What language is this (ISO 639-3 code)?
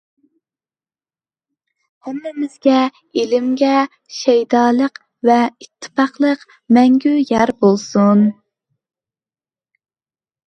uig